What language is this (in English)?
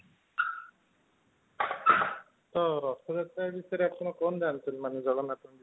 Odia